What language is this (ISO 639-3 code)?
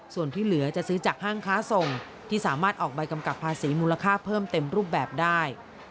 tha